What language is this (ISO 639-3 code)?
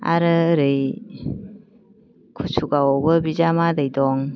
brx